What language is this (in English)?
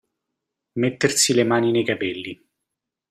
Italian